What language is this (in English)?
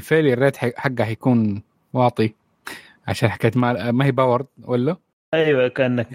Arabic